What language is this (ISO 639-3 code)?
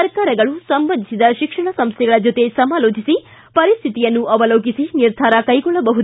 kan